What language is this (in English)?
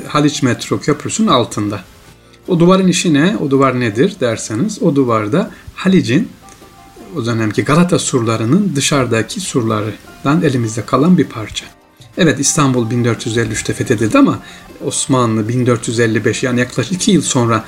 Turkish